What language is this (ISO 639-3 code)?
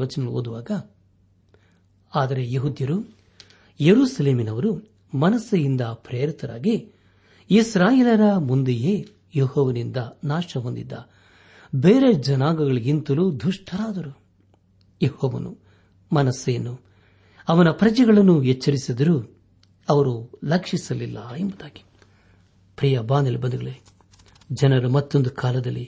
kan